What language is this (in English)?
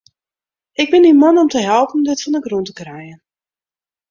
Western Frisian